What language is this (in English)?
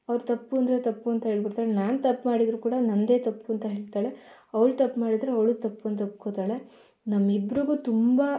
Kannada